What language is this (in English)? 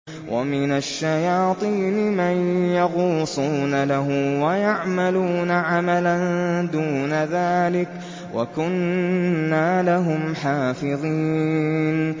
Arabic